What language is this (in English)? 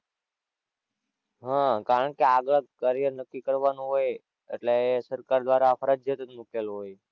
Gujarati